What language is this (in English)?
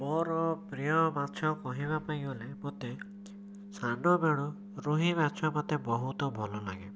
Odia